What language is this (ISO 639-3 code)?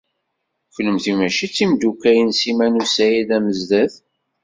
kab